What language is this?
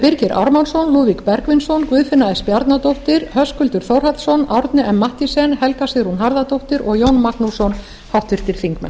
Icelandic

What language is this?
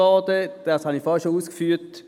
Swiss German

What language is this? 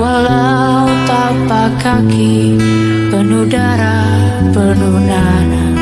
Indonesian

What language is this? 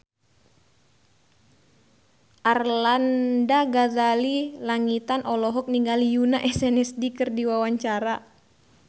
Sundanese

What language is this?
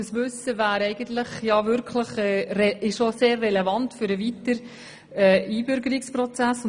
Swiss German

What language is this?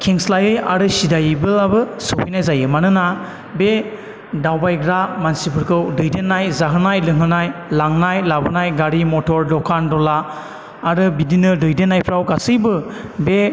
Bodo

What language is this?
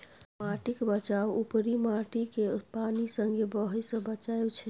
Maithili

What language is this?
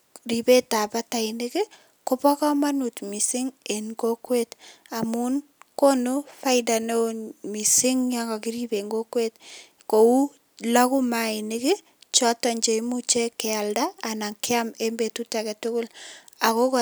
Kalenjin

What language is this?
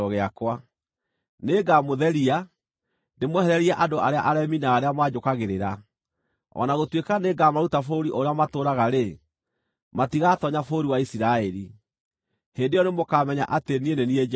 Kikuyu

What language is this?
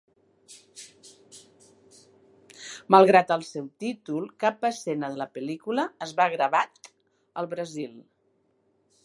Catalan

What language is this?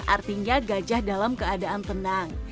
Indonesian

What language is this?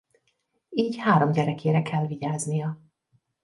Hungarian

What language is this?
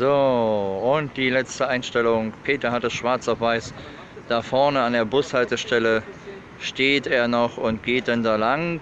German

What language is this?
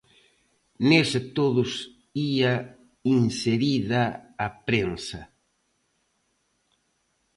Galician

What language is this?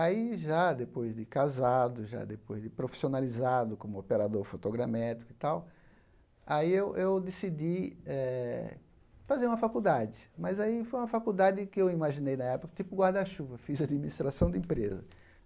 Portuguese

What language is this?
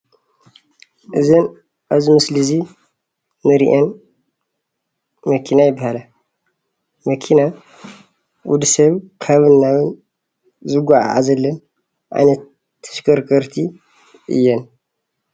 Tigrinya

